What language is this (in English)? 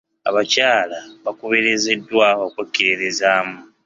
Ganda